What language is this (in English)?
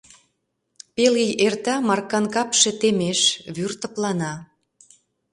Mari